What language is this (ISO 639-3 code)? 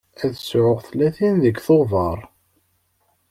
kab